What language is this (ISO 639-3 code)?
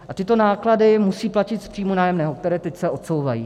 ces